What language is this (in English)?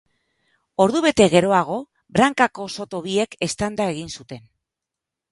Basque